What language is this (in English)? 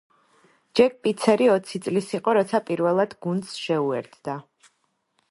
Georgian